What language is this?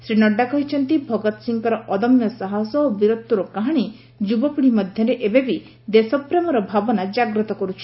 Odia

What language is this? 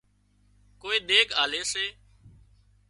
Wadiyara Koli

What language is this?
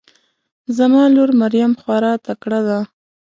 Pashto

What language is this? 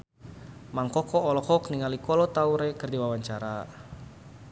Sundanese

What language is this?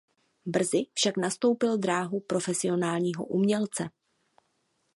Czech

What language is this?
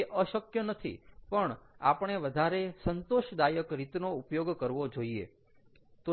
Gujarati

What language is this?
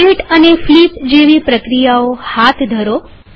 Gujarati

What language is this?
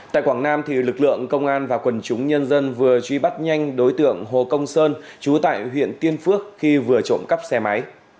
Vietnamese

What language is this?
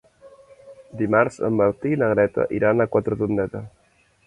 Catalan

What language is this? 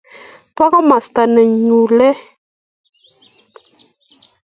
Kalenjin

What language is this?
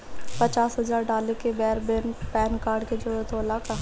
Bhojpuri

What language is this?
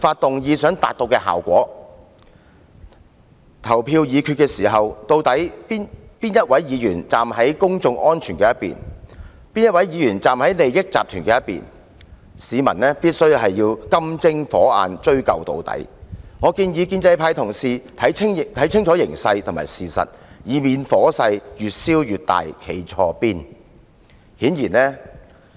Cantonese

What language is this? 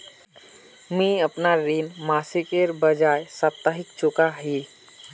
Magahi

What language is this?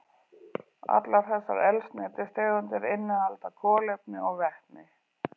Icelandic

